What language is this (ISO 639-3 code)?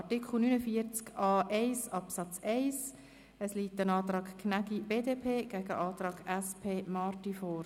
gsw